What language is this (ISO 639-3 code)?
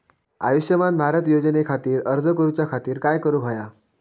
mar